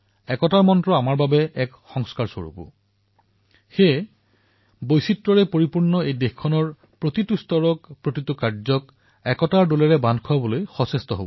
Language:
Assamese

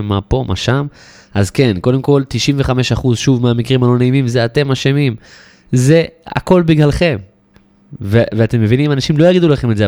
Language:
Hebrew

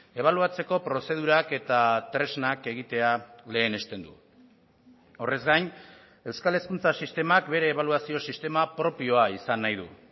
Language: Basque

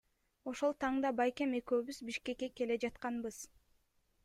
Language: Kyrgyz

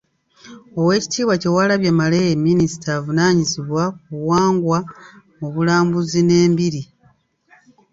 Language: Ganda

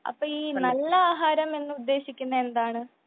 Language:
Malayalam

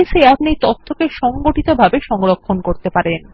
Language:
Bangla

